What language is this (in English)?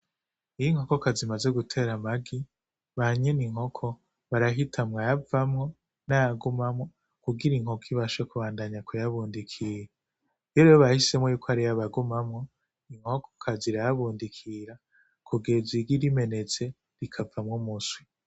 Rundi